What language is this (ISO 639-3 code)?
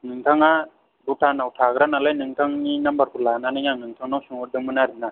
brx